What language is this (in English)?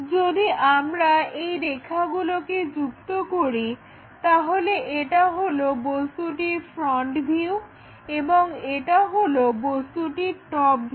Bangla